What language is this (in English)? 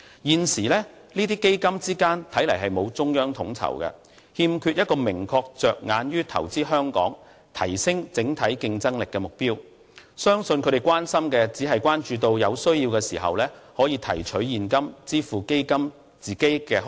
Cantonese